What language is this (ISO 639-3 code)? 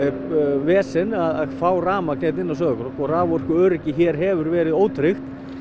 isl